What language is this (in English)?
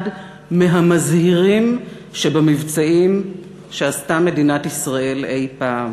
Hebrew